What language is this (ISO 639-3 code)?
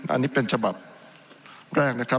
tha